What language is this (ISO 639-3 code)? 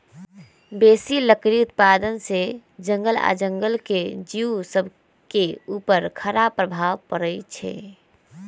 mag